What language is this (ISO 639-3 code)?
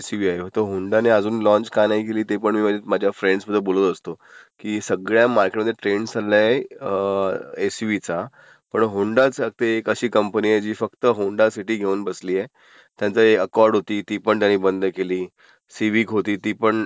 mar